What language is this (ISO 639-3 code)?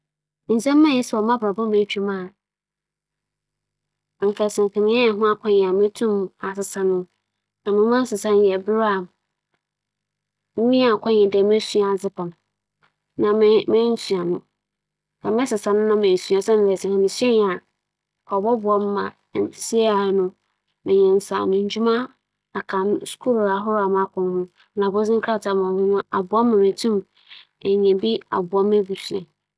aka